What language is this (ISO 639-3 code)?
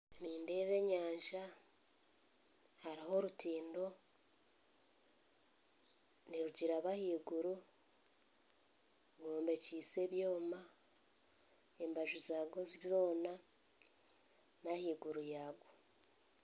nyn